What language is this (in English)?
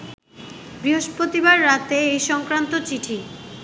Bangla